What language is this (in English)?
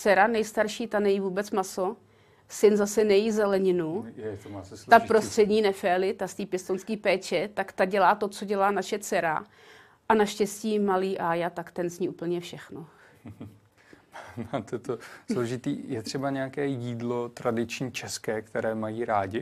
Czech